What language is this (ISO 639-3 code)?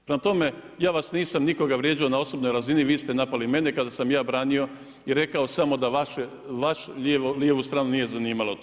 hrv